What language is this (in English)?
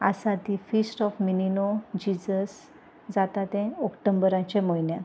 Konkani